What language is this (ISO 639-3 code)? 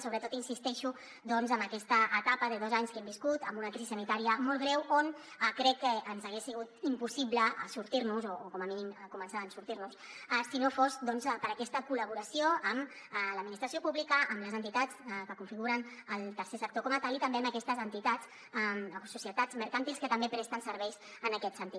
cat